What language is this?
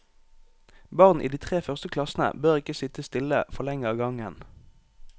Norwegian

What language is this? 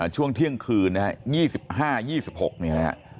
Thai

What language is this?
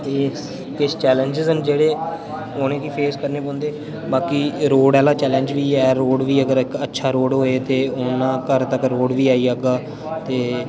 Dogri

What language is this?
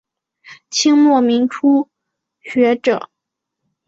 Chinese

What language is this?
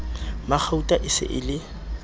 Southern Sotho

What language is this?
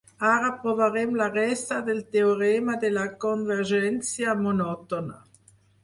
Catalan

